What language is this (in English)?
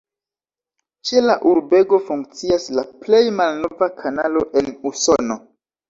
Esperanto